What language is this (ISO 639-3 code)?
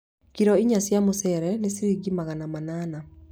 kik